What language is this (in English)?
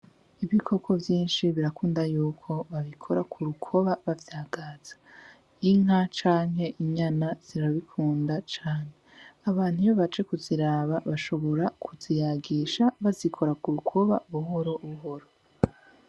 Rundi